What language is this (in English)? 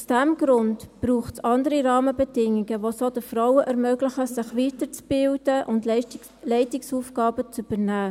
Swiss German